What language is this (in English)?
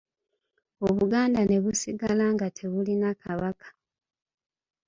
Ganda